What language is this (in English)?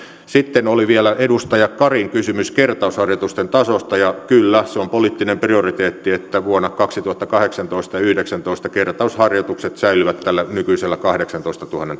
Finnish